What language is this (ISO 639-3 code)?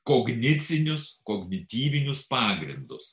lit